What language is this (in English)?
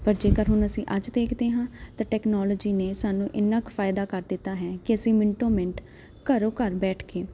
Punjabi